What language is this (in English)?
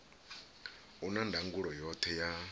Venda